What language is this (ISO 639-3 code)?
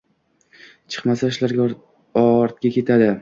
uzb